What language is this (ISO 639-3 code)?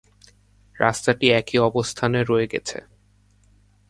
ben